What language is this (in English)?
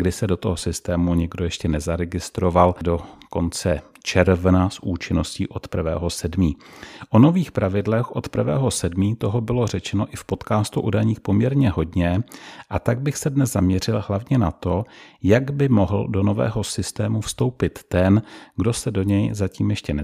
Czech